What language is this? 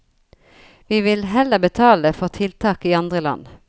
Norwegian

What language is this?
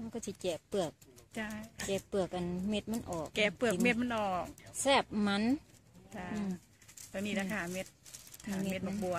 Thai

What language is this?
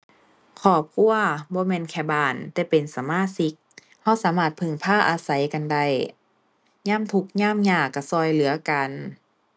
Thai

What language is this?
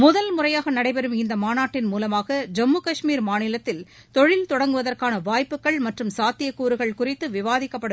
Tamil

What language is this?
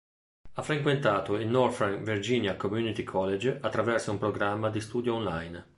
Italian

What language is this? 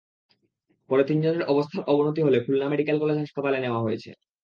Bangla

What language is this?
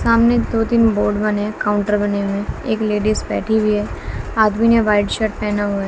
Hindi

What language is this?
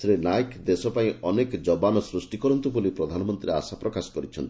Odia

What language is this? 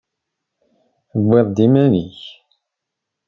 Kabyle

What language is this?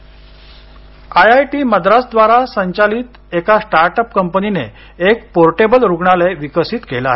Marathi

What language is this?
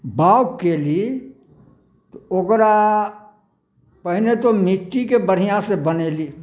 Maithili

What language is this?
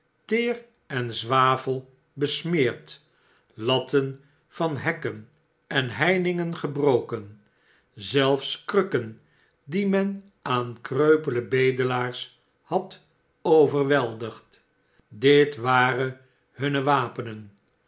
Dutch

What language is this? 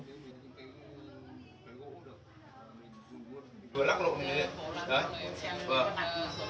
Vietnamese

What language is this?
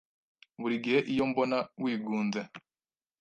Kinyarwanda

